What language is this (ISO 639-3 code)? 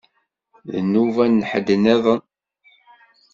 kab